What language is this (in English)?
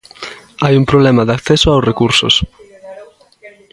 Galician